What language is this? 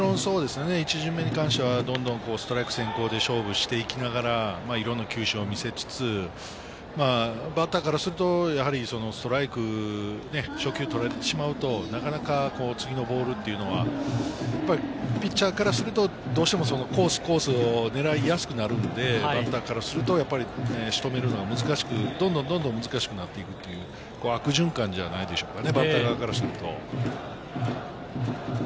Japanese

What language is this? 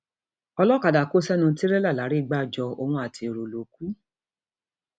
Yoruba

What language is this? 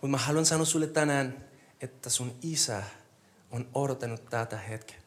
Finnish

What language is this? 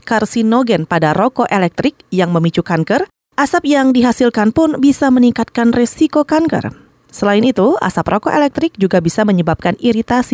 Indonesian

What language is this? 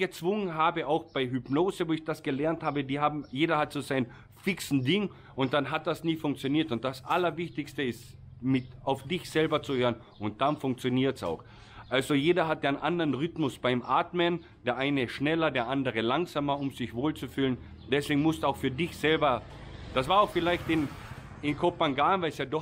German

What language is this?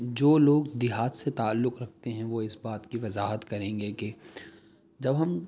Urdu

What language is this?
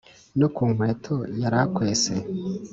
Kinyarwanda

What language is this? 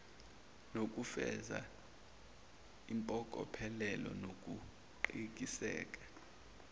Zulu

